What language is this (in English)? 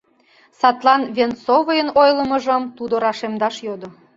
Mari